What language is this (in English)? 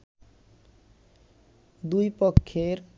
Bangla